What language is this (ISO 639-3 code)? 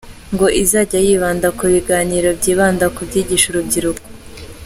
kin